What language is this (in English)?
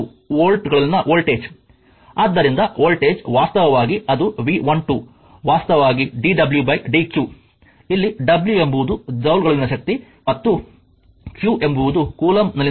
Kannada